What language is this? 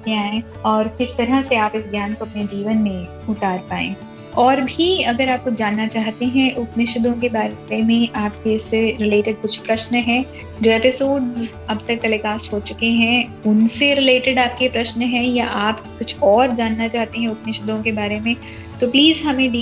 Hindi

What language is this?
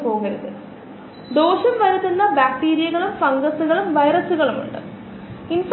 Malayalam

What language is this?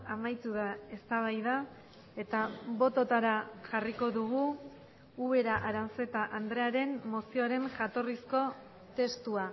Basque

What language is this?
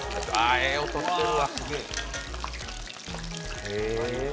Japanese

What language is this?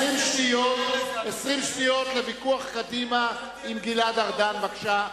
Hebrew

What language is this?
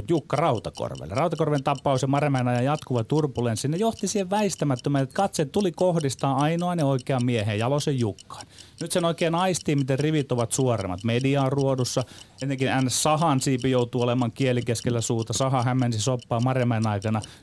Finnish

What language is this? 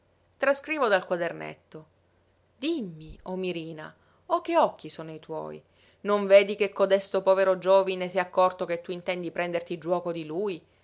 Italian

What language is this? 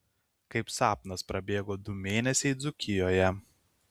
Lithuanian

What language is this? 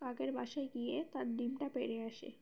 Bangla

